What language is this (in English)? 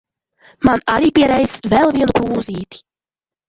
Latvian